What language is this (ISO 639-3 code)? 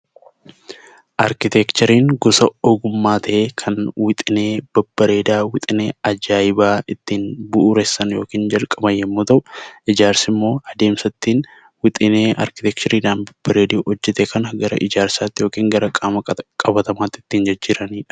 orm